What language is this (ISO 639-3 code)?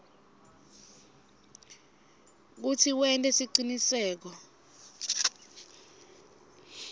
ssw